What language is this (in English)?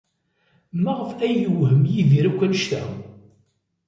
Kabyle